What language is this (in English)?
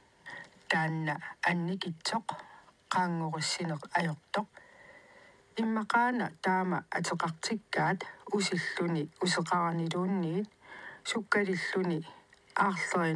Arabic